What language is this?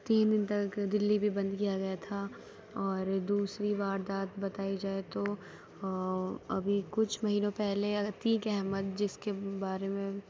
Urdu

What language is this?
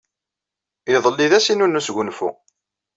Kabyle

